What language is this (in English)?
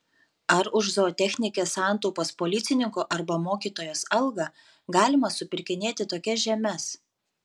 Lithuanian